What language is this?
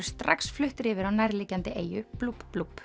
Icelandic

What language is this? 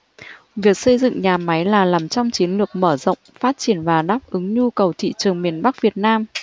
Vietnamese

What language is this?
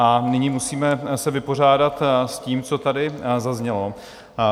Czech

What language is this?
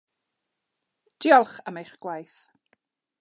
Welsh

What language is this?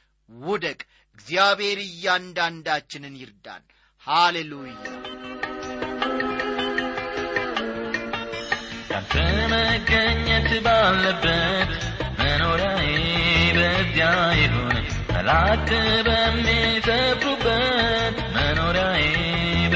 Amharic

